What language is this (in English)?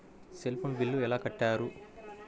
Telugu